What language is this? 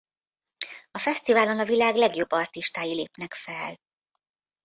Hungarian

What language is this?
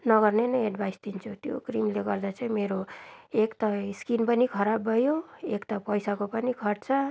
Nepali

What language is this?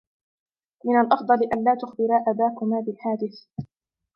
Arabic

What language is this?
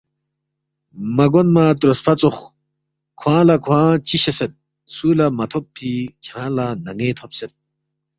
Balti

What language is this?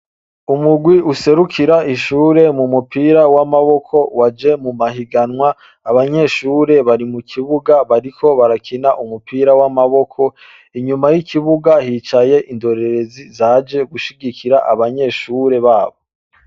Rundi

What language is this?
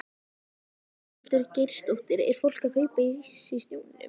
Icelandic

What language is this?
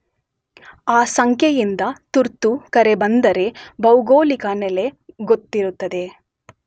Kannada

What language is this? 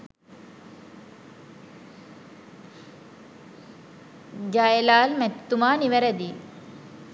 Sinhala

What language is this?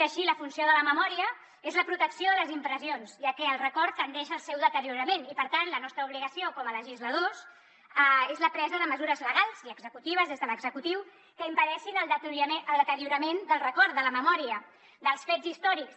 Catalan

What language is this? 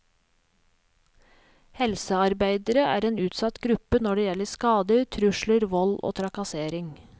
Norwegian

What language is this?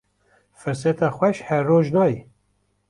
Kurdish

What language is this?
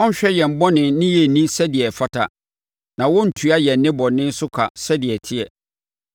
Akan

